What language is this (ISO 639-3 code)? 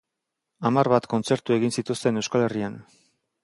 eus